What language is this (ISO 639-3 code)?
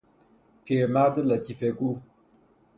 fas